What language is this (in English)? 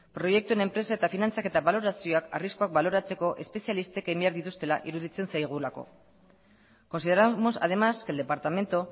Basque